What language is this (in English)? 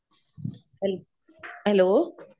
Punjabi